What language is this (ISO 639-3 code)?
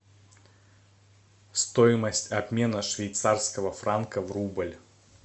rus